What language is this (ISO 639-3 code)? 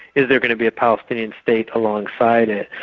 eng